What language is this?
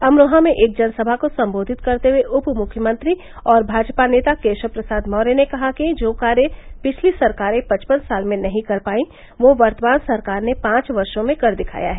Hindi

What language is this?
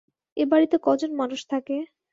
Bangla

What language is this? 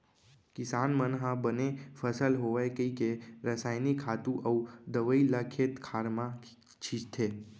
Chhattisgarhi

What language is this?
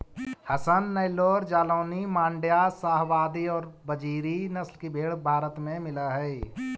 Magahi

